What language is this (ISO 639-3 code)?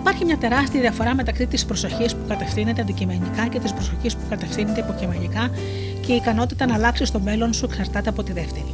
ell